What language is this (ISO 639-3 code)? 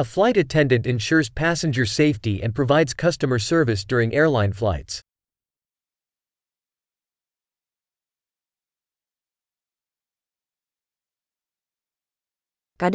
ces